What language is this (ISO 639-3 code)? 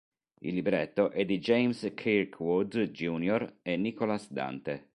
ita